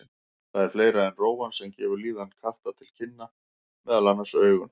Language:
Icelandic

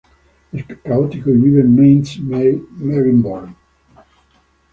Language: Spanish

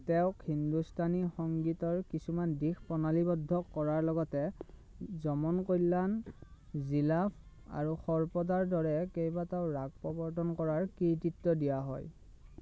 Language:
Assamese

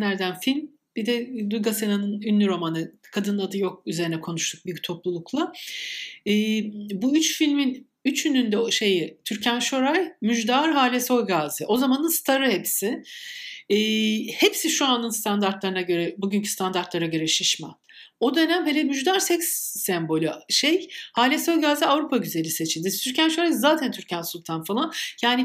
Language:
Turkish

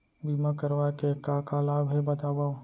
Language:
Chhattisgarhi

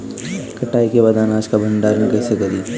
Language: Bhojpuri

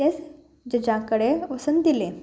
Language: Konkani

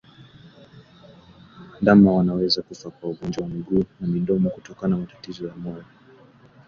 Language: Swahili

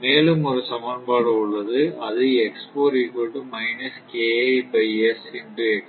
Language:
Tamil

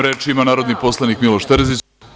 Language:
Serbian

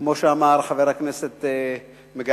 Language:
Hebrew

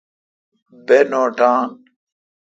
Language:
Kalkoti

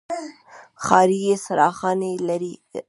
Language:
Pashto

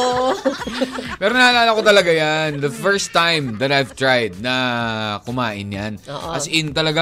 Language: Filipino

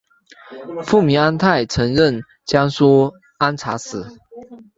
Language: Chinese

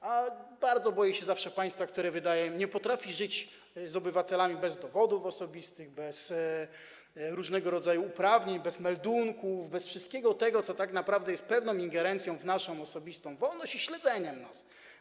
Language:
Polish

